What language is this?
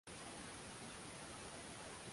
Swahili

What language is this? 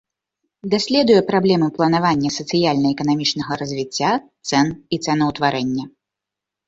Belarusian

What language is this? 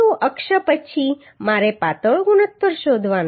Gujarati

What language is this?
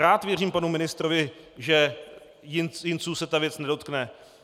Czech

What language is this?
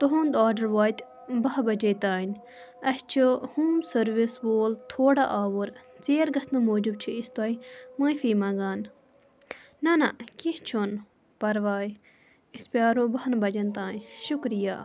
Kashmiri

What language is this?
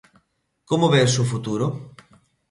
Galician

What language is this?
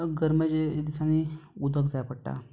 Konkani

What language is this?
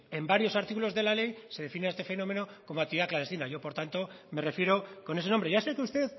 Spanish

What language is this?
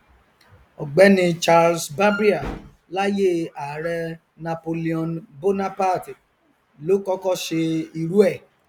Yoruba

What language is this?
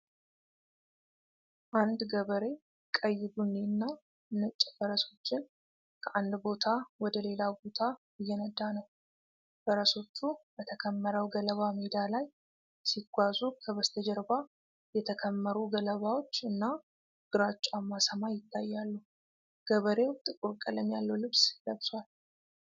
Amharic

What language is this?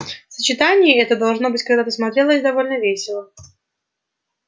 Russian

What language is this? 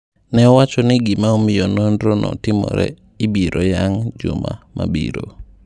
Luo (Kenya and Tanzania)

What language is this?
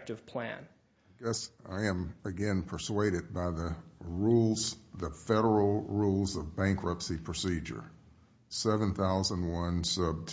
English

